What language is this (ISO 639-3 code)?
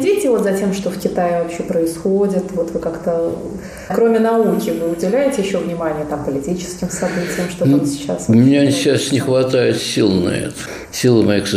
rus